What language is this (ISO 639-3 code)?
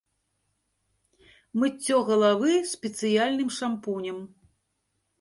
bel